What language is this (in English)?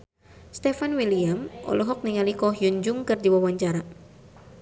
Sundanese